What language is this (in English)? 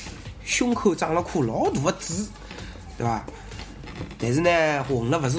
Chinese